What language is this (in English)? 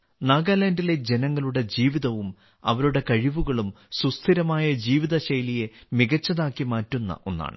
Malayalam